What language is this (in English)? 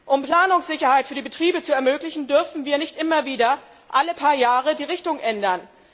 German